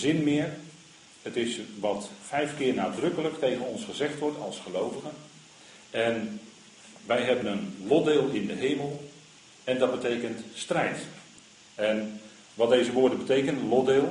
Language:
Dutch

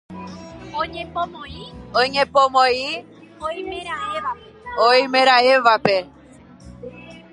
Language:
Guarani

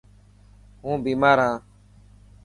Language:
Dhatki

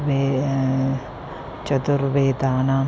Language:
Sanskrit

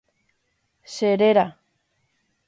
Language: Guarani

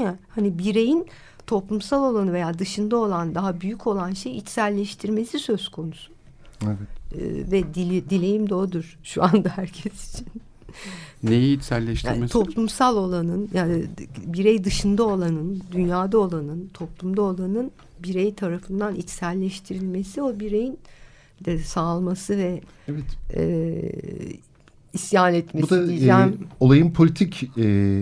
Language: Turkish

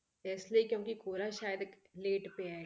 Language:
Punjabi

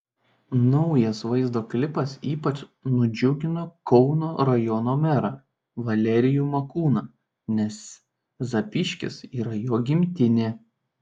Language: Lithuanian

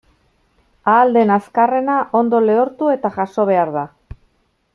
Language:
Basque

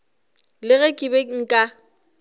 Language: Northern Sotho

